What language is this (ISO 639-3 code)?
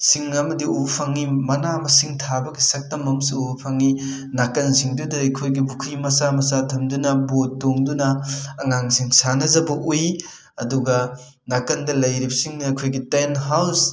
mni